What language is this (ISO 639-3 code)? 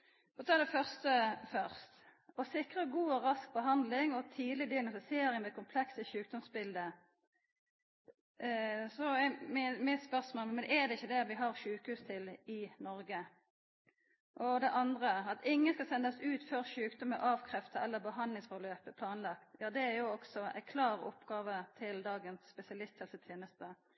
nno